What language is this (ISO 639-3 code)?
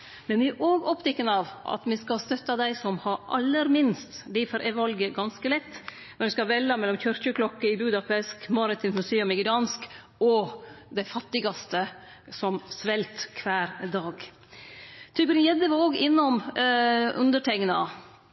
nno